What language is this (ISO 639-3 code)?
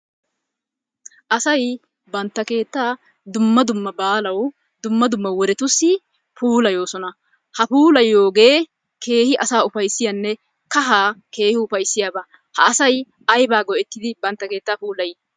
wal